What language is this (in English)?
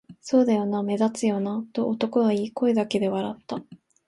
Japanese